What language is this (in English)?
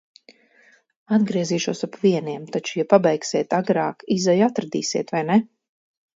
Latvian